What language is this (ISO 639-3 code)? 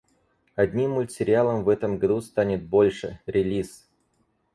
rus